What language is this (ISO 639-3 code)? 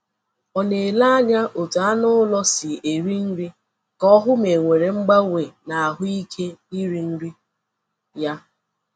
ibo